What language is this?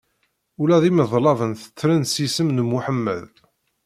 Kabyle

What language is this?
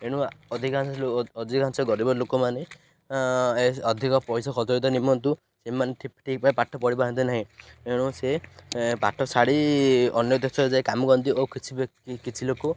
Odia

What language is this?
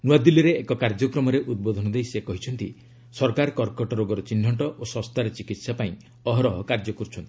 Odia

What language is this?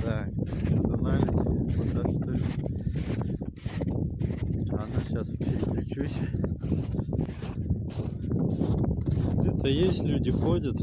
Russian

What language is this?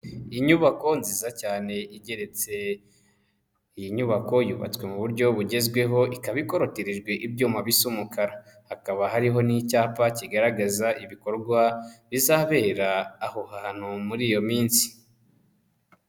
Kinyarwanda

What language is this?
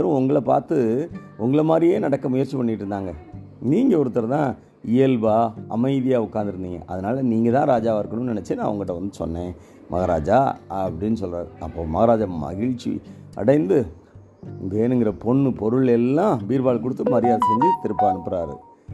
Tamil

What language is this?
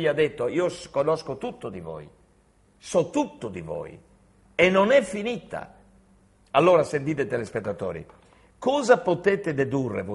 Italian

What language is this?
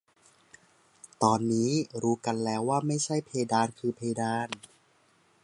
Thai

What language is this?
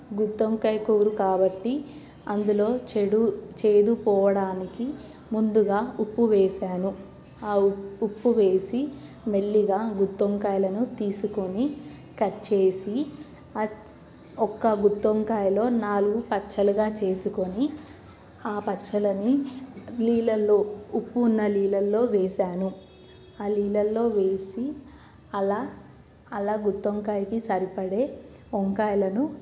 Telugu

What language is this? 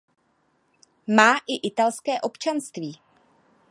Czech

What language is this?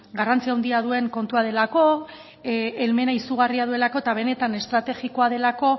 Basque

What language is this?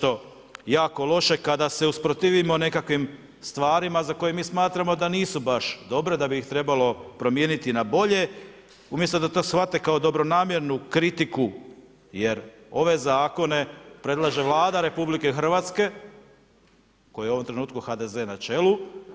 Croatian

